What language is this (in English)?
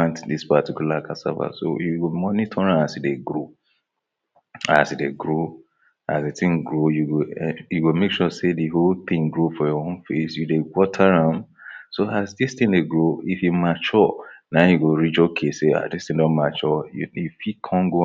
Nigerian Pidgin